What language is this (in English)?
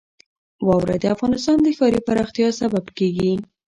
Pashto